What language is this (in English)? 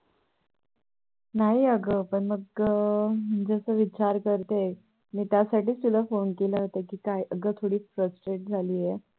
Marathi